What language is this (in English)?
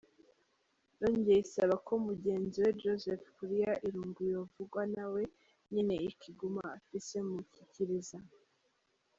Kinyarwanda